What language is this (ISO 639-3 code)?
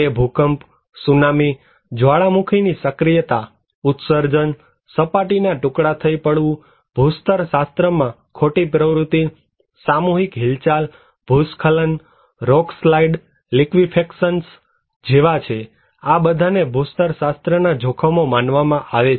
guj